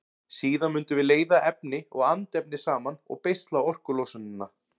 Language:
Icelandic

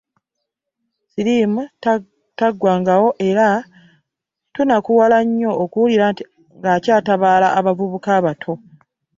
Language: Ganda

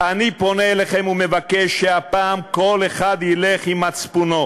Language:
Hebrew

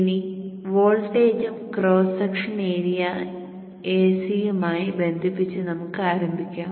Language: Malayalam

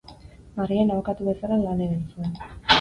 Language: Basque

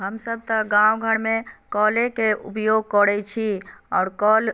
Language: Maithili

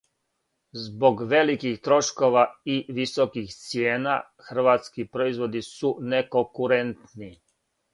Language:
Serbian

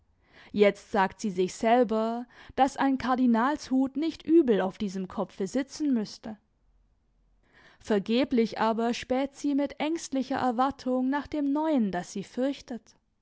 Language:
German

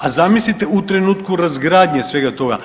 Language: Croatian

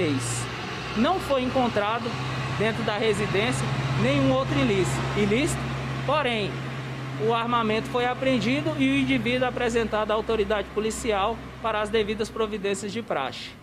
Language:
Portuguese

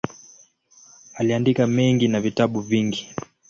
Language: Swahili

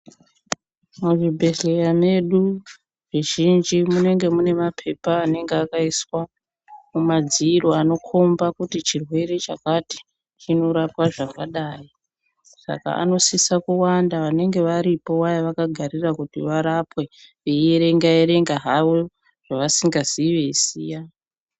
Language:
Ndau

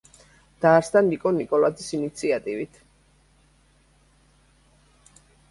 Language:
Georgian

